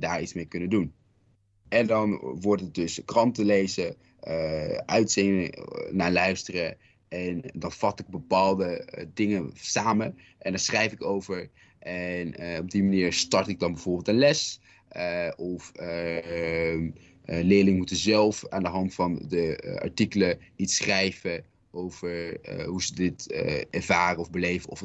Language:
Dutch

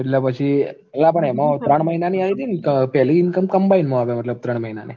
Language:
Gujarati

